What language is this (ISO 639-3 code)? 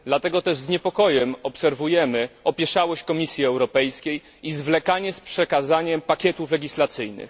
pol